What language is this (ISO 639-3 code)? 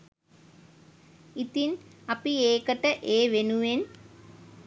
sin